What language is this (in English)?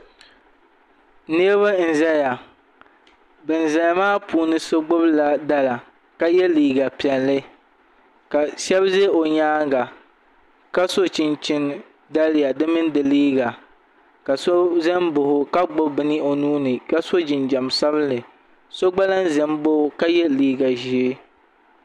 Dagbani